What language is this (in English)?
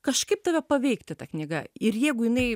Lithuanian